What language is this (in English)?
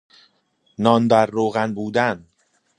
Persian